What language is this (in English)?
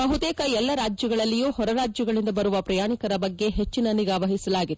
Kannada